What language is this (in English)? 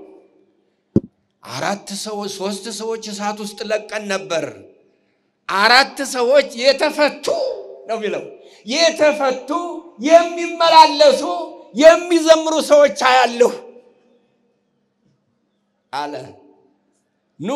Arabic